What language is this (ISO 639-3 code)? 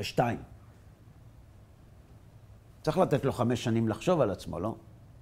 heb